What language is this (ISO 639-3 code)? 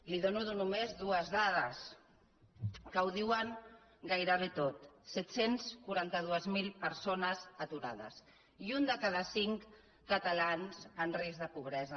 cat